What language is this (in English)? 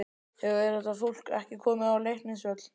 Icelandic